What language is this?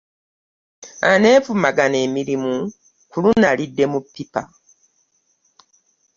Ganda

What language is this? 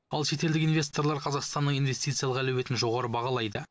Kazakh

